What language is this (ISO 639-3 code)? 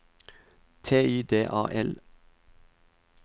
nor